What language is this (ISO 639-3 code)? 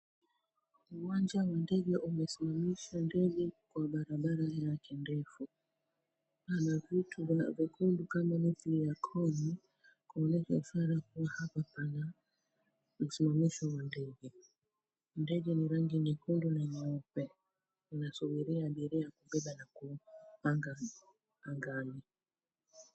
swa